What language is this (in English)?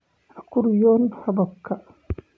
Somali